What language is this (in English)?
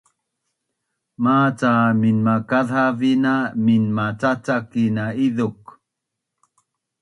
Bunun